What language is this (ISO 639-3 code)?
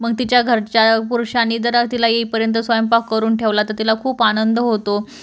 mar